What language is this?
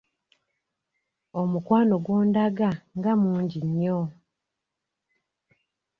Ganda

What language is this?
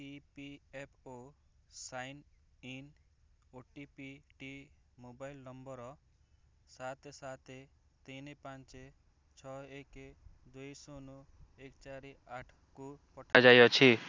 Odia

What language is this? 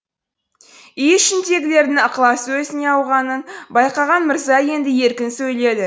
Kazakh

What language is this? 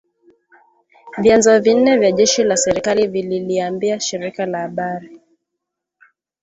Swahili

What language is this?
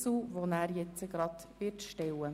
Swiss German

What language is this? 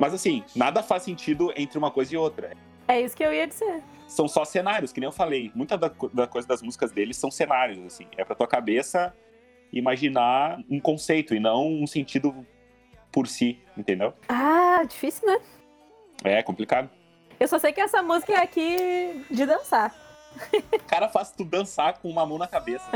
Portuguese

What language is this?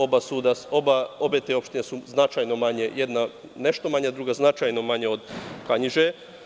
Serbian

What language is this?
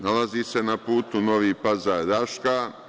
Serbian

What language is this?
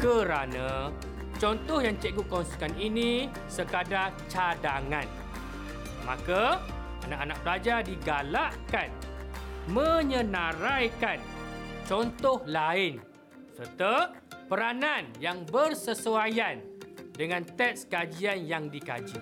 Malay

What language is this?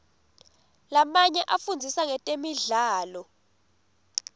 Swati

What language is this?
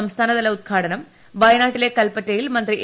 Malayalam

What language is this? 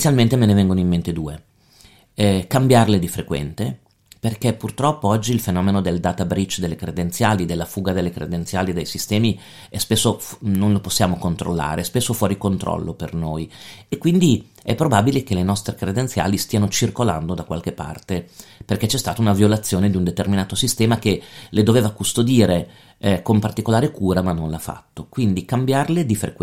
Italian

